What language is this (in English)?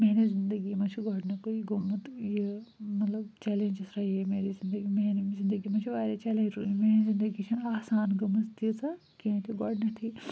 Kashmiri